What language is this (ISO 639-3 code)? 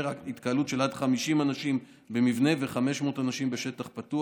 heb